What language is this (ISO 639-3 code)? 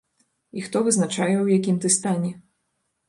bel